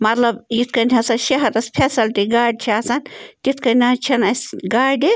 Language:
Kashmiri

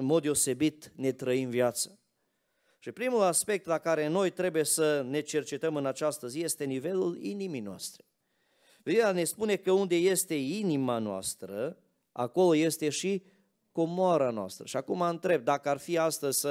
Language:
Romanian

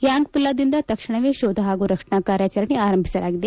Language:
Kannada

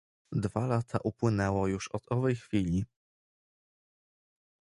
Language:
Polish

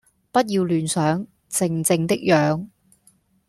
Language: Cantonese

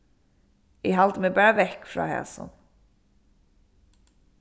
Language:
Faroese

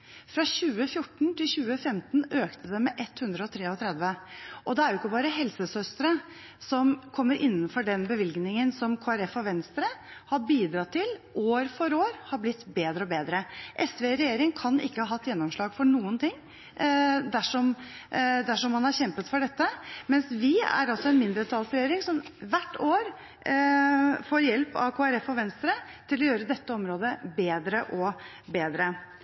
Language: Norwegian Bokmål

